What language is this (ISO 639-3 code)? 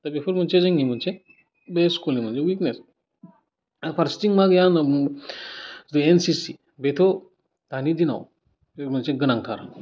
brx